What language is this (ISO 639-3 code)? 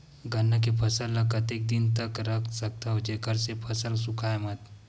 hne